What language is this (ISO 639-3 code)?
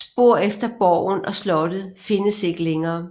dan